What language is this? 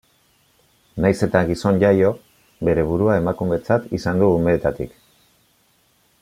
Basque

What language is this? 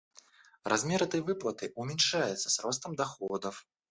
Russian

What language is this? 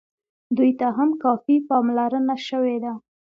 Pashto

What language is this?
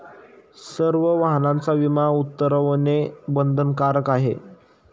Marathi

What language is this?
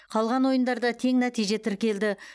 Kazakh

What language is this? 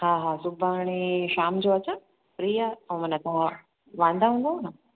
Sindhi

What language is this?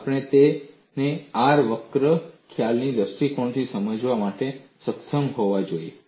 Gujarati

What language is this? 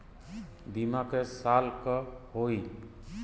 Bhojpuri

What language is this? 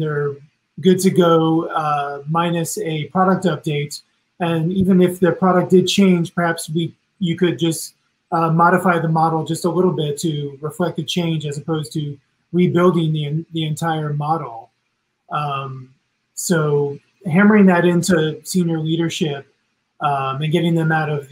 English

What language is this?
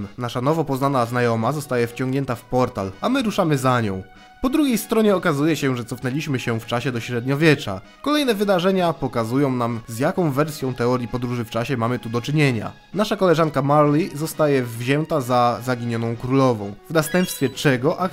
Polish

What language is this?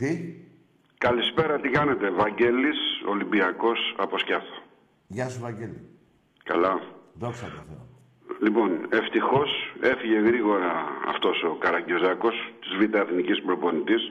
Greek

